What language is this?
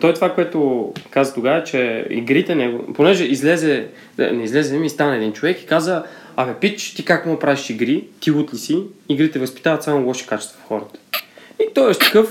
Bulgarian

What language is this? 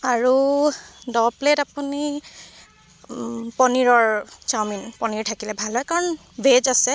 Assamese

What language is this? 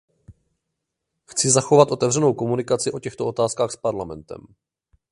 Czech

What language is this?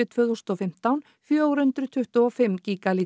Icelandic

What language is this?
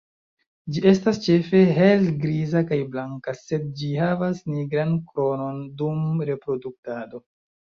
Esperanto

